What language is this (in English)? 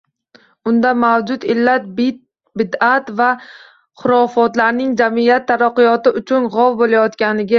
Uzbek